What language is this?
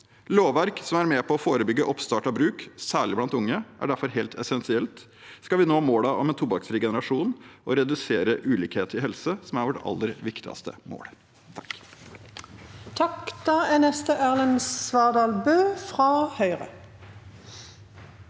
Norwegian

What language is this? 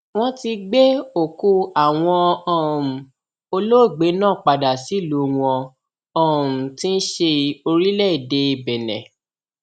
Yoruba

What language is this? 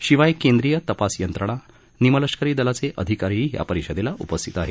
Marathi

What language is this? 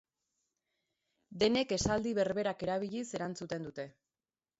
Basque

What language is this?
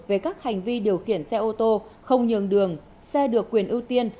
Vietnamese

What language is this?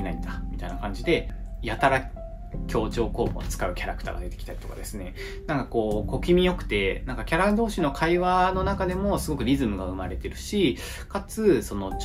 Japanese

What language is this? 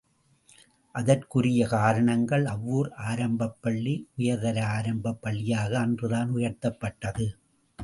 Tamil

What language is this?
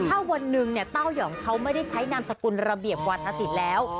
Thai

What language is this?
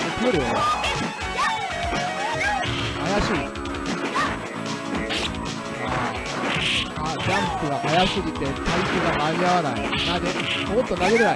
Japanese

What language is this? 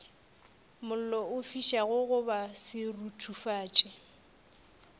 Northern Sotho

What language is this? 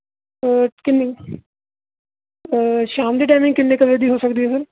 Punjabi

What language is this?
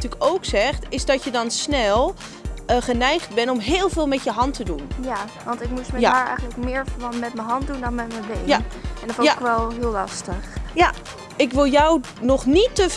Dutch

